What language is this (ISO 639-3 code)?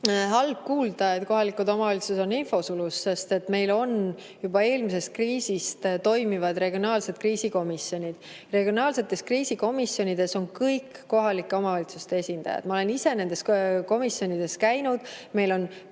est